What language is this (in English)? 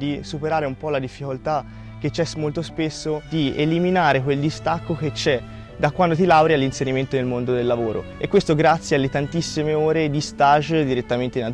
Italian